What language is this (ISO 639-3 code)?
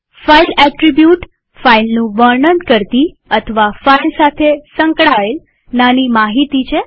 guj